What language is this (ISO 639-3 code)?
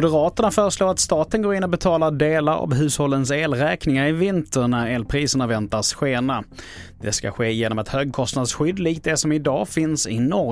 swe